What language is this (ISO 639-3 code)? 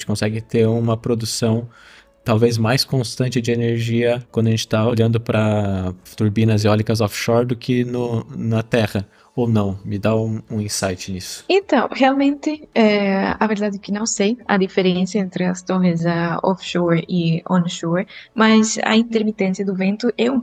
por